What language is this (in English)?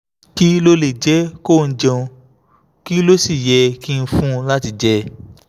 Yoruba